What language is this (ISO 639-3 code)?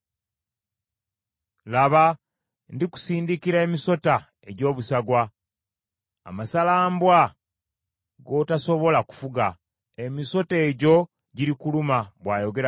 lug